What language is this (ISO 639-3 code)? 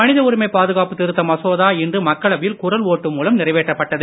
tam